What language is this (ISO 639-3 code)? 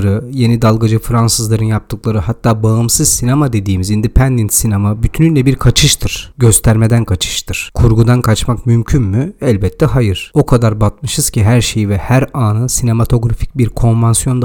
tur